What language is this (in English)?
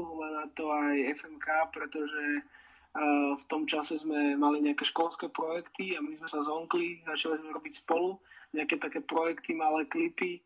Slovak